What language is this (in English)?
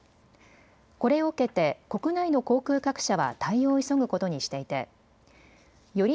Japanese